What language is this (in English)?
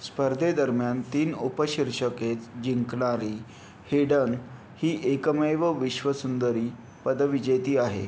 Marathi